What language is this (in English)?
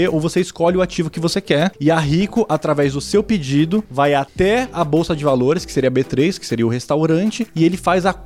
Portuguese